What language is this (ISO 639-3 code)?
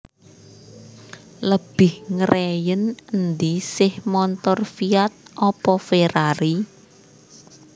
jav